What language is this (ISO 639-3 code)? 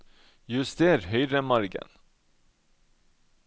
nor